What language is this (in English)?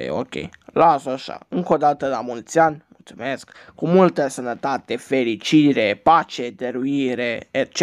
Romanian